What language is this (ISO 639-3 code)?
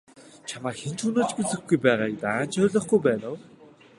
mon